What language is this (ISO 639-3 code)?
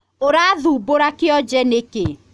kik